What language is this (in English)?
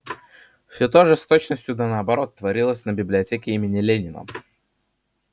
Russian